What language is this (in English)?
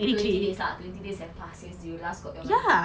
English